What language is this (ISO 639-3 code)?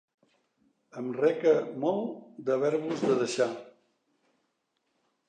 cat